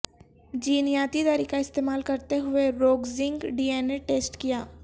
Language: Urdu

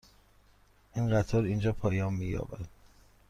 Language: Persian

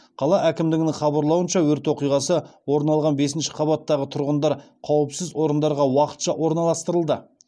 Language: Kazakh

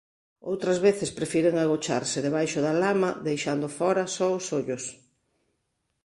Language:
Galician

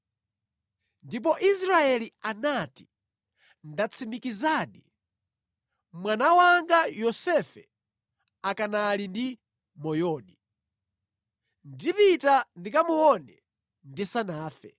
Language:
Nyanja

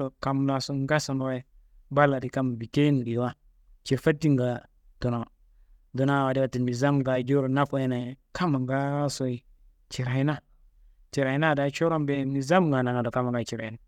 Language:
Kanembu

